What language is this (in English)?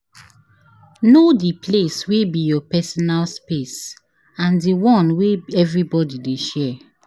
Nigerian Pidgin